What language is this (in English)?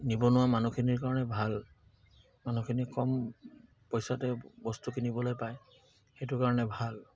Assamese